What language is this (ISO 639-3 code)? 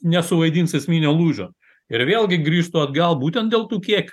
lit